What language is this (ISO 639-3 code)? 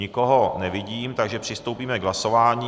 ces